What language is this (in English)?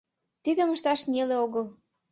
Mari